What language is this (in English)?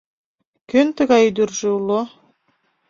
Mari